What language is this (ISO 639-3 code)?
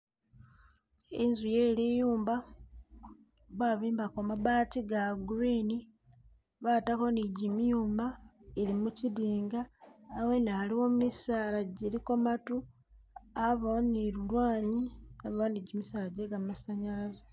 myx